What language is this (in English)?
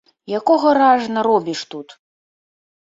Belarusian